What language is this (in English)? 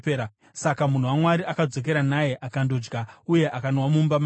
Shona